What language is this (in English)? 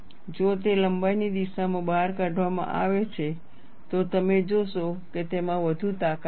Gujarati